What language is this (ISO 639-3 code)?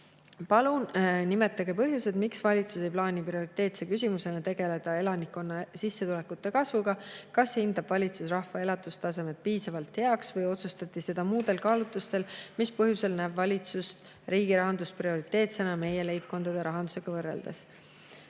est